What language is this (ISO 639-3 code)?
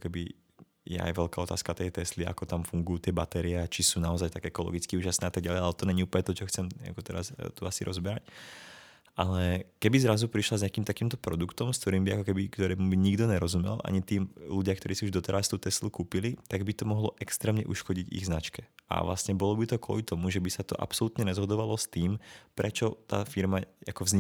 ces